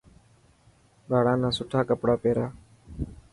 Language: Dhatki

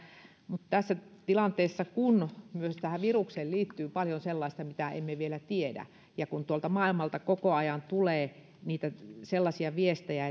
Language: Finnish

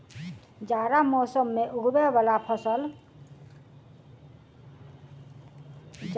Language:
Maithili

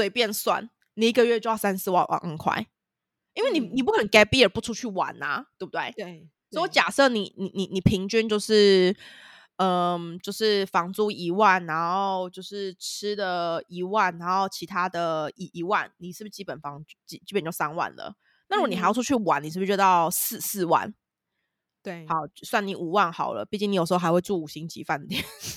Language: Chinese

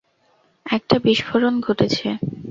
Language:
Bangla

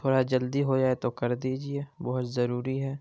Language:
Urdu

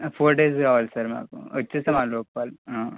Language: Telugu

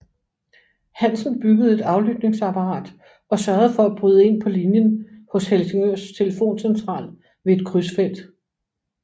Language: Danish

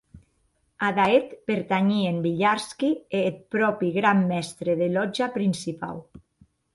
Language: Occitan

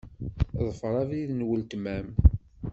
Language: Kabyle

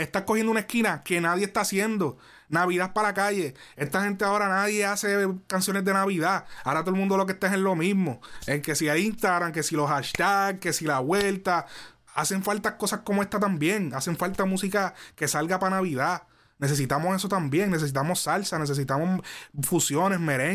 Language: Spanish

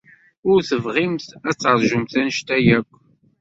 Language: Kabyle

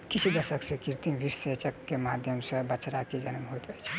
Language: Maithili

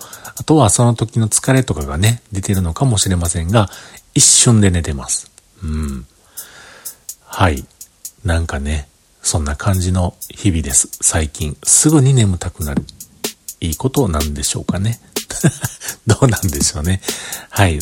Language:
Japanese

